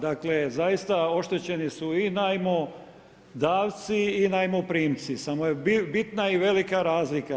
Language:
Croatian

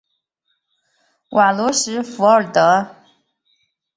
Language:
Chinese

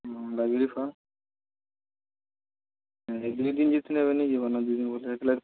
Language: Odia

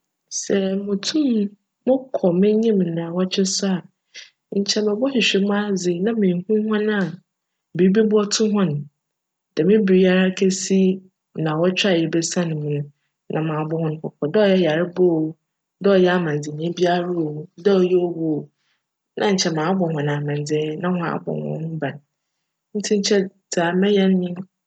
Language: Akan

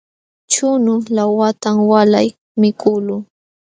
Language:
Jauja Wanca Quechua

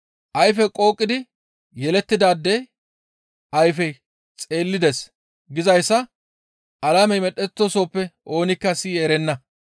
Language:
Gamo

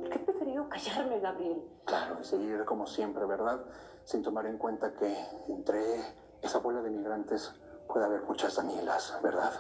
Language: Spanish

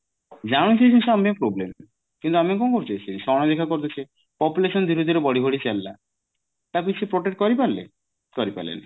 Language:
Odia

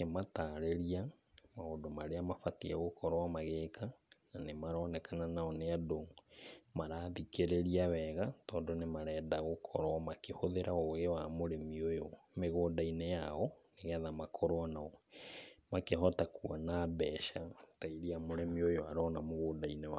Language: Kikuyu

